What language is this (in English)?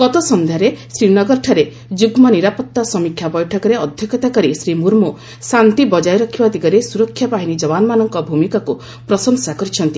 Odia